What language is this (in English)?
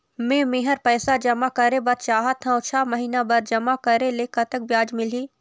Chhattisgarhi